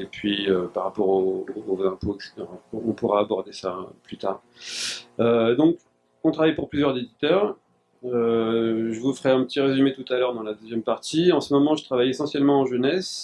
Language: French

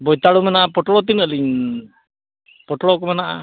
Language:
Santali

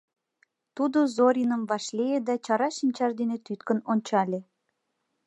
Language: Mari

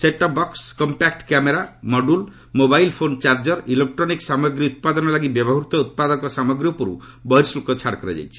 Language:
Odia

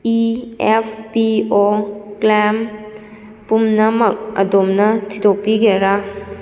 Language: Manipuri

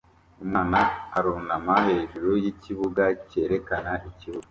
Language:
Kinyarwanda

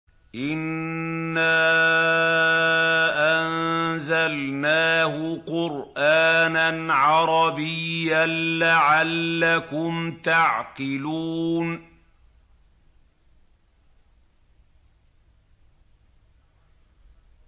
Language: Arabic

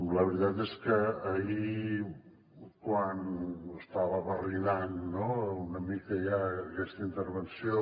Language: Catalan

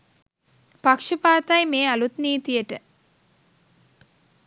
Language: Sinhala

